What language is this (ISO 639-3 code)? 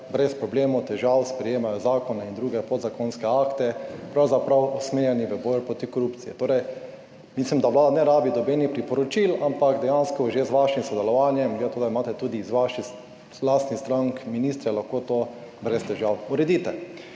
slv